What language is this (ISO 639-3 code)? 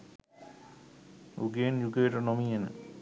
sin